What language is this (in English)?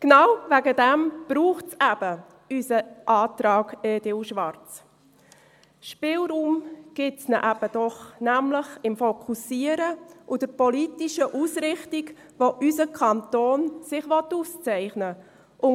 Swiss German